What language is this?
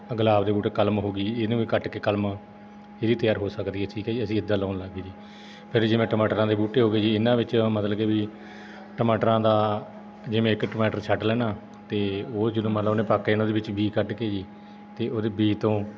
Punjabi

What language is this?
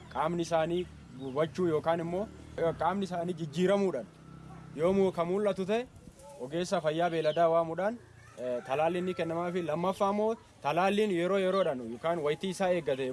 Indonesian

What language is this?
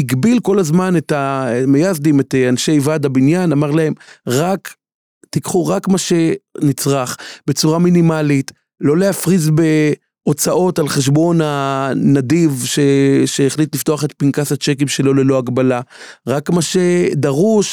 Hebrew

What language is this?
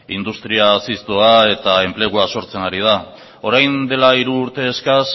Basque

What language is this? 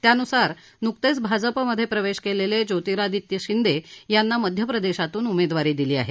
Marathi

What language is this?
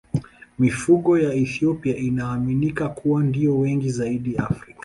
Swahili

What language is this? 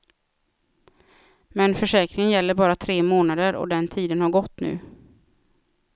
Swedish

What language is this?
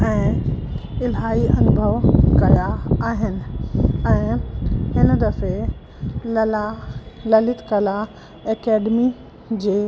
Sindhi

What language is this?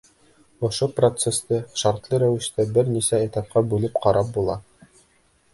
Bashkir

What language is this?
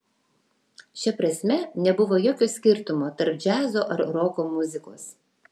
Lithuanian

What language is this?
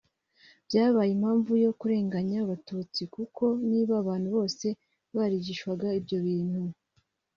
Kinyarwanda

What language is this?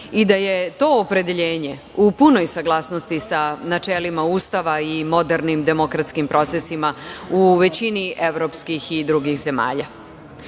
Serbian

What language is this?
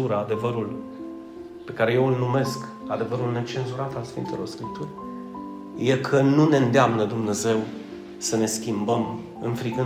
Romanian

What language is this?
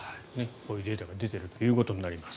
Japanese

